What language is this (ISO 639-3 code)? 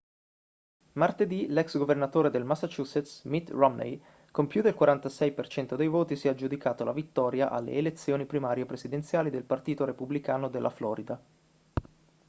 ita